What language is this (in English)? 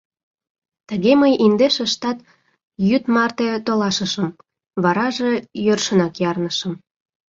Mari